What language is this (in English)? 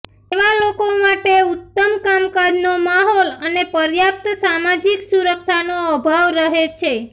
Gujarati